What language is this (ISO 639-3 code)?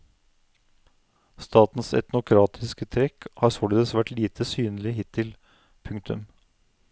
nor